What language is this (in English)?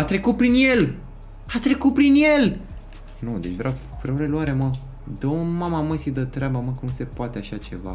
Romanian